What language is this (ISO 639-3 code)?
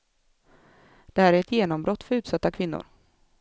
swe